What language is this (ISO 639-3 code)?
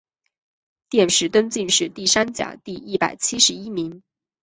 zho